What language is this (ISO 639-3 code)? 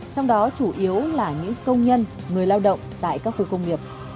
vie